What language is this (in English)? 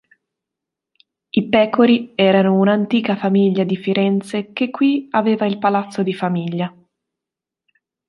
Italian